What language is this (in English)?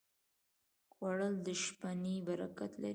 Pashto